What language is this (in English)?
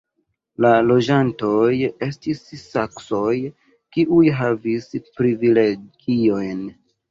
Esperanto